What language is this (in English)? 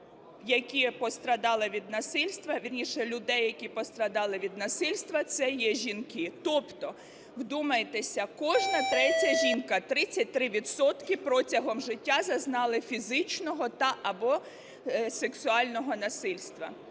Ukrainian